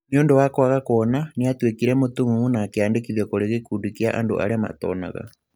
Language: Kikuyu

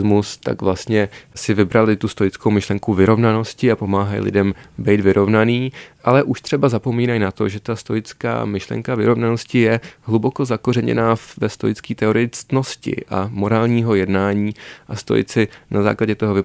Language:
Czech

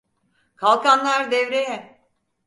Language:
Turkish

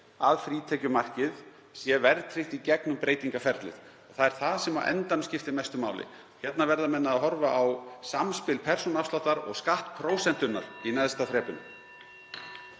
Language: Icelandic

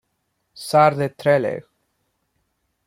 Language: Spanish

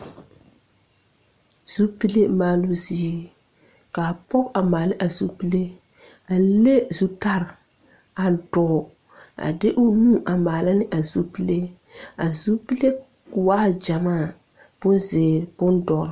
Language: Southern Dagaare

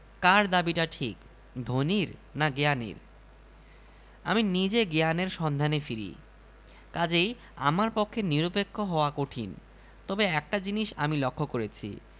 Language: Bangla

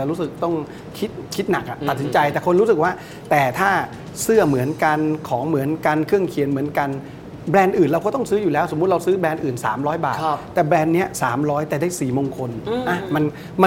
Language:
Thai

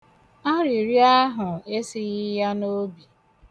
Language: Igbo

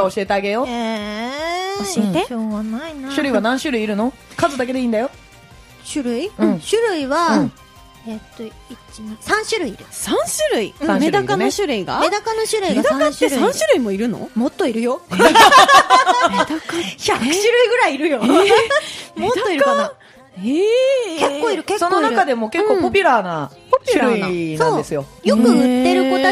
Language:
Japanese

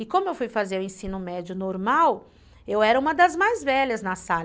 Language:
Portuguese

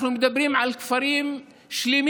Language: Hebrew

